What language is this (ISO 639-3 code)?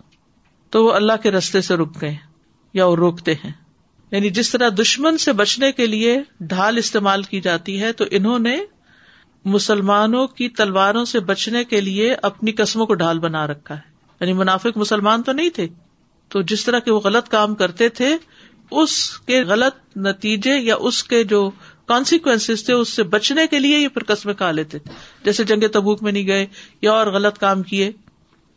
urd